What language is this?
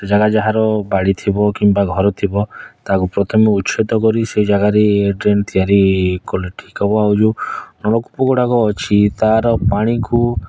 Odia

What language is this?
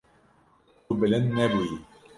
Kurdish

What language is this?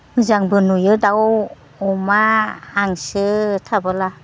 Bodo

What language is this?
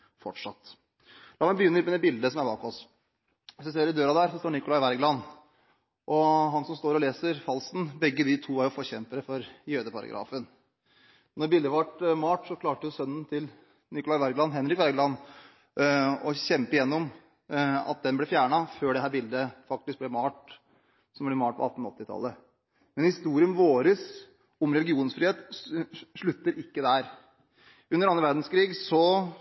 Norwegian Bokmål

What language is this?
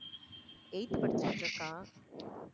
Tamil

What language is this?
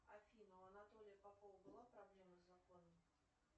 Russian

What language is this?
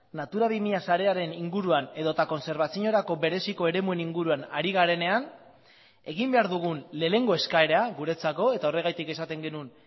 Basque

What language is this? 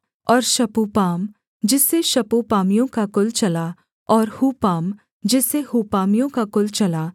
Hindi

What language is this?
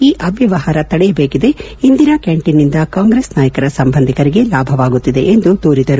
Kannada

